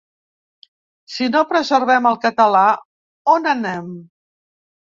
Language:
Catalan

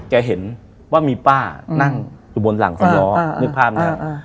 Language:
Thai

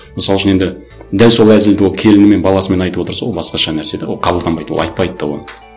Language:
Kazakh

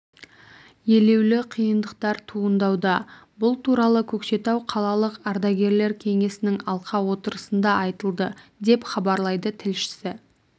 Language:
Kazakh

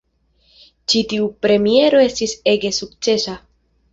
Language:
Esperanto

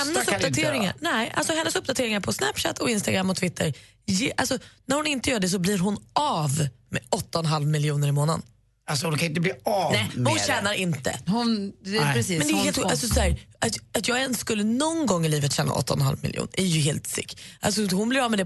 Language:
Swedish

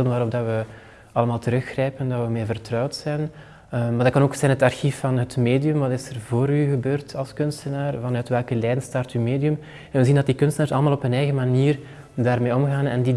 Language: Dutch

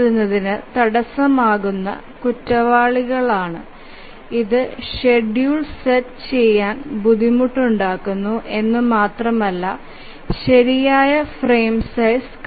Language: Malayalam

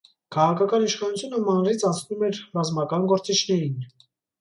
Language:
Armenian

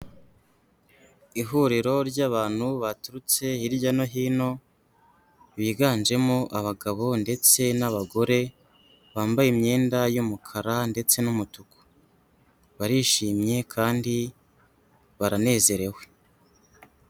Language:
Kinyarwanda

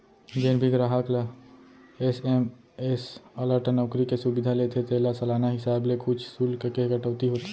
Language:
Chhattisgarhi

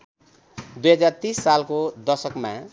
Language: Nepali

